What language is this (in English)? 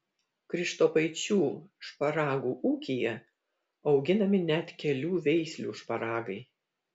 Lithuanian